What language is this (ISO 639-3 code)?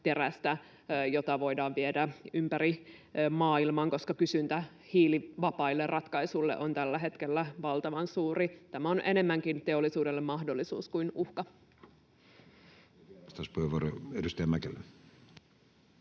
fin